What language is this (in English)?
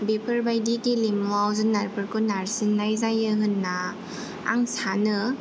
Bodo